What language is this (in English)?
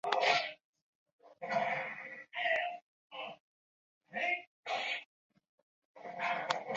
Chinese